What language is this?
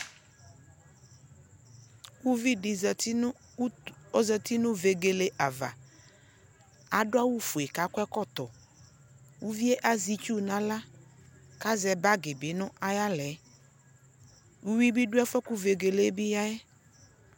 Ikposo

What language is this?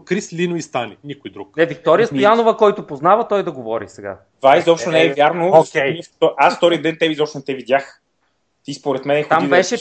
Bulgarian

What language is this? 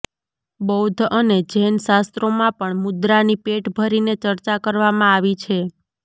Gujarati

